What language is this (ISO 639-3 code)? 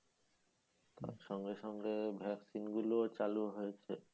ben